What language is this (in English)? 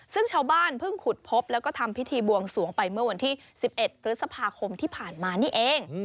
Thai